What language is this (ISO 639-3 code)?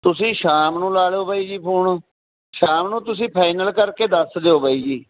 pan